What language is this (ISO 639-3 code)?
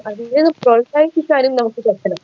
mal